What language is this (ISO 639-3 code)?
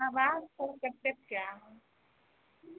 mai